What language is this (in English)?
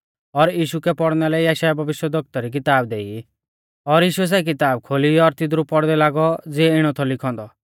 Mahasu Pahari